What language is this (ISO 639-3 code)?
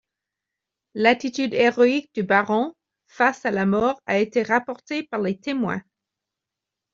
fra